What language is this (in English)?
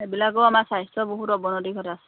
Assamese